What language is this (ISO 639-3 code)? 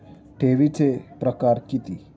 mar